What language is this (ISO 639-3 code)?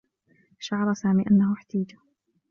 ara